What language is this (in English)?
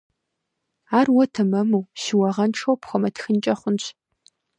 Kabardian